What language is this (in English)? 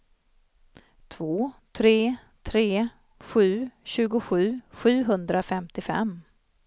Swedish